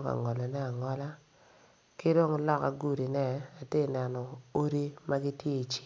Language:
Acoli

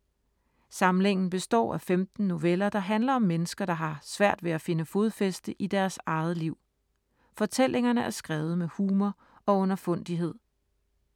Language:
Danish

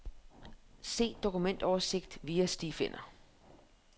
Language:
Danish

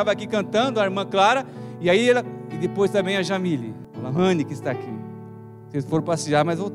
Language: Portuguese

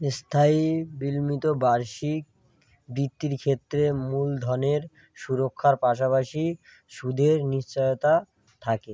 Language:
Bangla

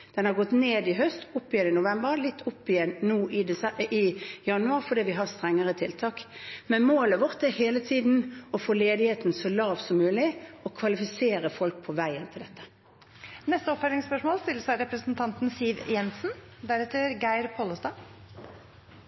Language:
Norwegian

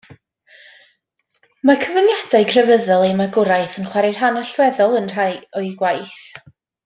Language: Welsh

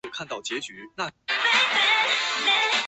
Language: Chinese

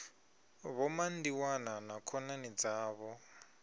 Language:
Venda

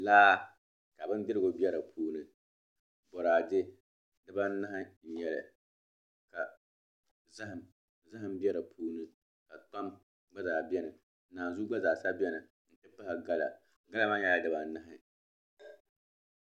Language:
Dagbani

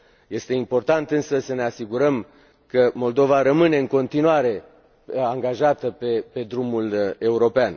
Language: Romanian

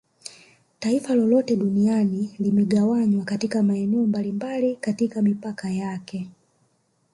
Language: Swahili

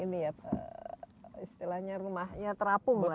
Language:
Indonesian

